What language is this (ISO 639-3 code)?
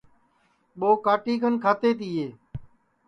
ssi